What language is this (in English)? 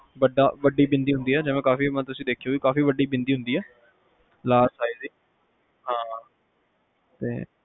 Punjabi